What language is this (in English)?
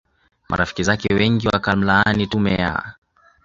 Swahili